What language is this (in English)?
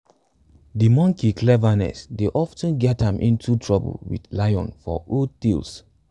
Nigerian Pidgin